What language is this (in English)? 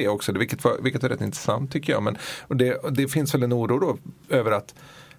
Swedish